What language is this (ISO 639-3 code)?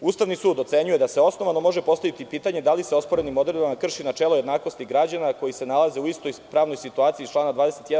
srp